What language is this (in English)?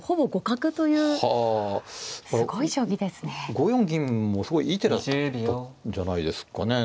Japanese